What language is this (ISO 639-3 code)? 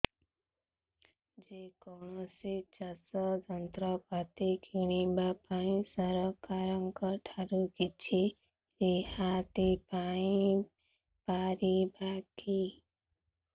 ori